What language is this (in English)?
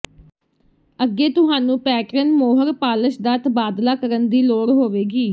Punjabi